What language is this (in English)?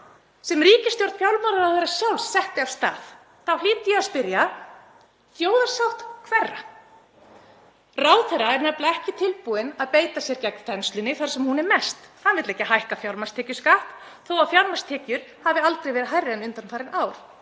Icelandic